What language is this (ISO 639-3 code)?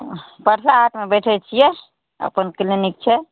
mai